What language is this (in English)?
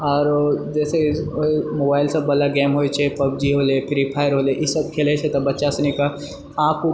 Maithili